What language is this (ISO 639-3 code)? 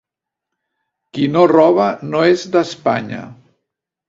cat